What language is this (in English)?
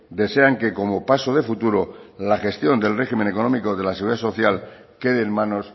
Spanish